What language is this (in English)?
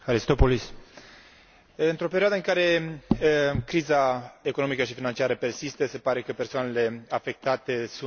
Romanian